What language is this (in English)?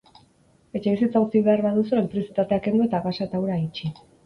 Basque